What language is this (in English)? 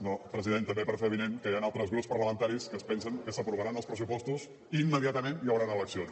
Catalan